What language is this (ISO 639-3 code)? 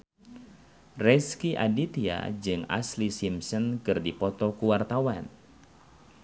sun